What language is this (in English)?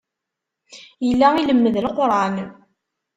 Kabyle